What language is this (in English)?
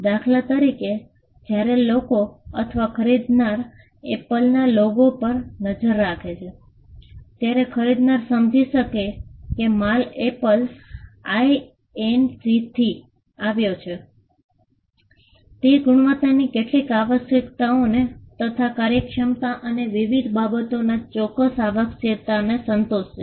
Gujarati